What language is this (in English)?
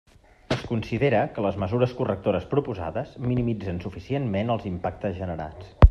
Catalan